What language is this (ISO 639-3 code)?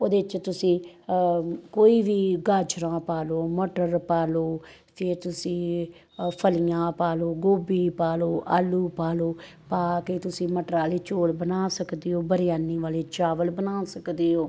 pan